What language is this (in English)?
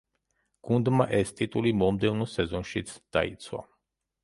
Georgian